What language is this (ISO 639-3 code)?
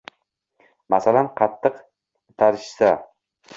uzb